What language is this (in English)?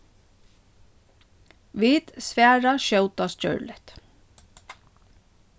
Faroese